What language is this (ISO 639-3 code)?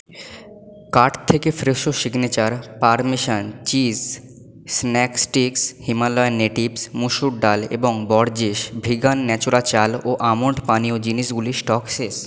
ben